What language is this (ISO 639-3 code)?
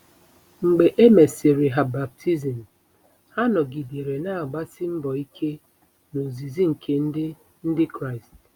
ibo